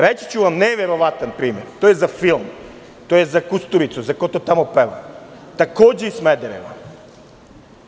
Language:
Serbian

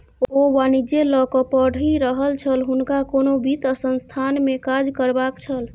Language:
Maithili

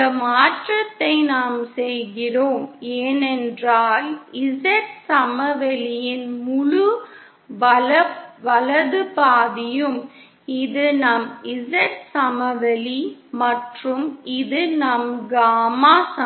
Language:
Tamil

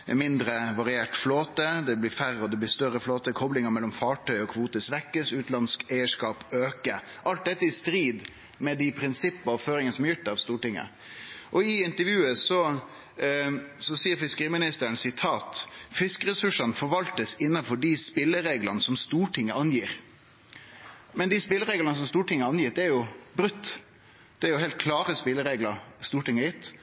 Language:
Norwegian Nynorsk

